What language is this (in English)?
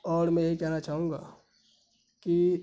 Urdu